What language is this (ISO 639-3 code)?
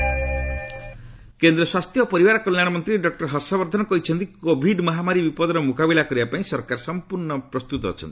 ori